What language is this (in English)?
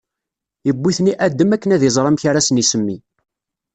Kabyle